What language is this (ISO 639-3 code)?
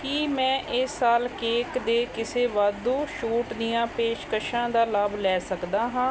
pan